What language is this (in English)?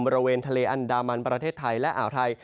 Thai